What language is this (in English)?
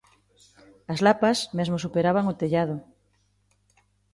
Galician